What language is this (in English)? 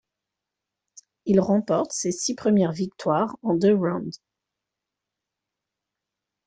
French